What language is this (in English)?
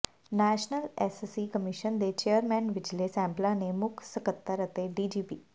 Punjabi